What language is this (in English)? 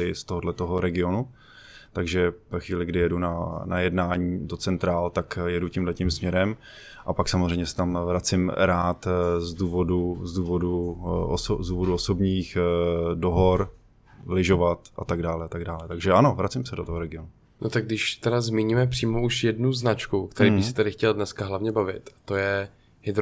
Czech